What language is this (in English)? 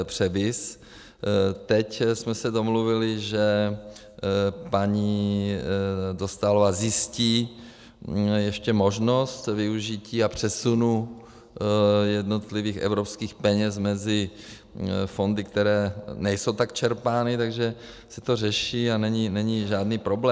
Czech